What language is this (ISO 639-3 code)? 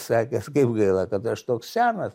lit